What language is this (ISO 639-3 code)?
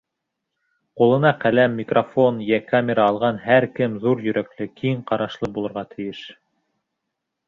bak